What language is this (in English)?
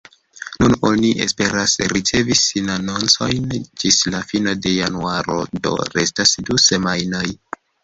Esperanto